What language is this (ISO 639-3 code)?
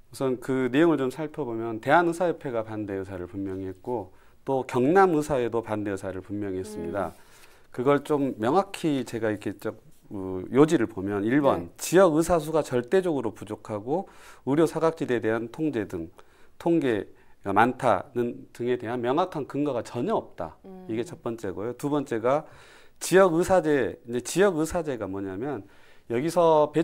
kor